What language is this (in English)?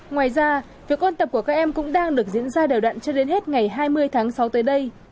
Vietnamese